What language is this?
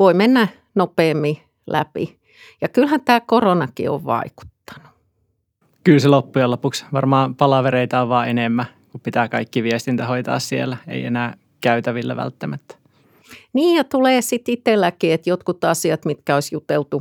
Finnish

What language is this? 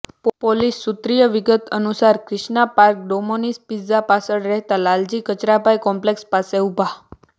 Gujarati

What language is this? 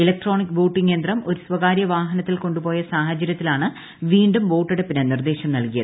Malayalam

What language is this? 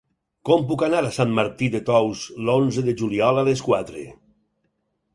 Catalan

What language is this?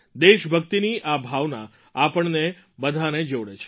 Gujarati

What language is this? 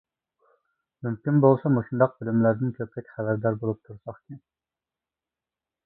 Uyghur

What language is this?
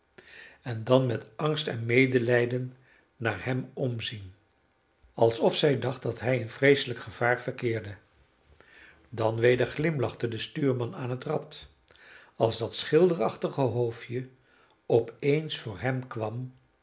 Dutch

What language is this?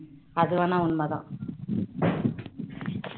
Tamil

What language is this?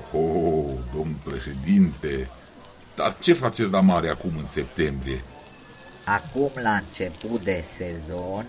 Romanian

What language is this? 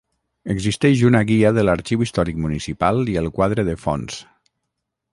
Catalan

